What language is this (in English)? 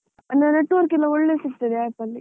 Kannada